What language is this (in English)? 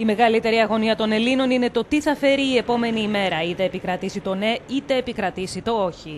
Greek